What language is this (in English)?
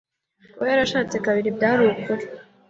Kinyarwanda